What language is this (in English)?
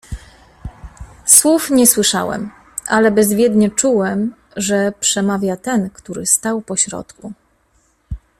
Polish